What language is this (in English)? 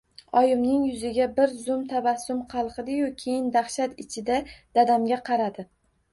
Uzbek